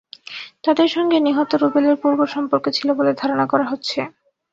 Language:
Bangla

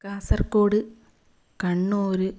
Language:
Malayalam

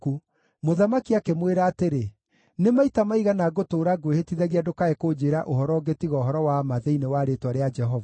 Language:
Kikuyu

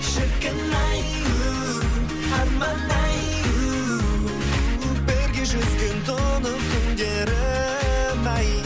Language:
Kazakh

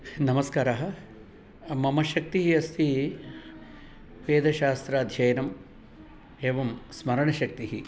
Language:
Sanskrit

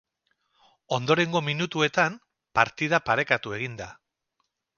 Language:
Basque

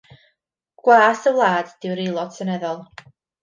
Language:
Welsh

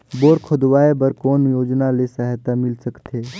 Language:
Chhattisgarhi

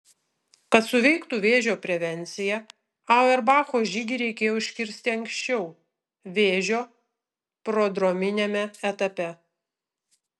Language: Lithuanian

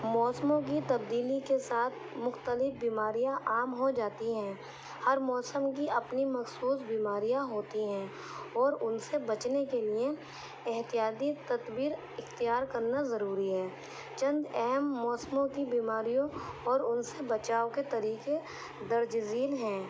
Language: Urdu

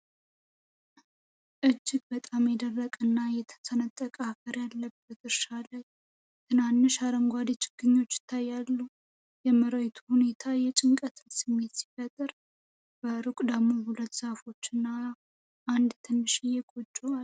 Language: Amharic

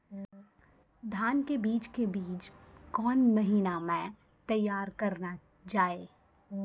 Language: Maithili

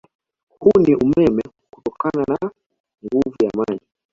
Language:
Swahili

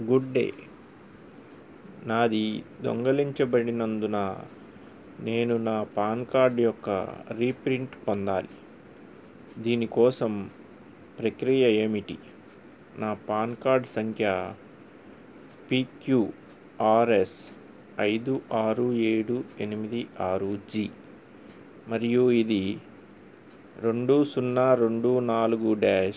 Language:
Telugu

